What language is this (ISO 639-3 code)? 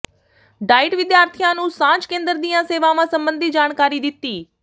pan